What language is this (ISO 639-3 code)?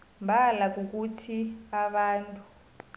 nbl